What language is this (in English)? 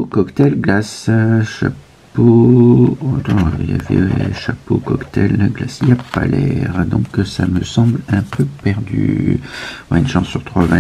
French